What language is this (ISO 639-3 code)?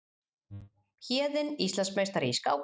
isl